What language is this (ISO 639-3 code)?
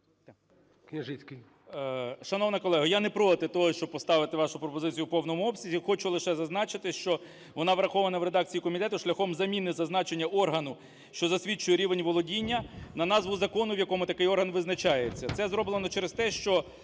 ukr